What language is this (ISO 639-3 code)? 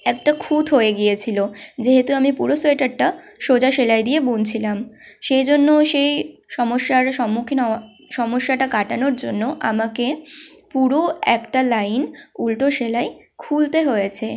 ben